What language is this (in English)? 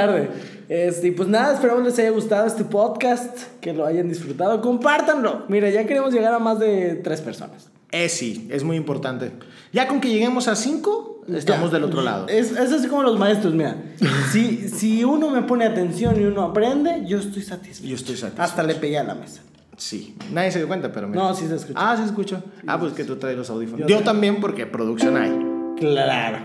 Spanish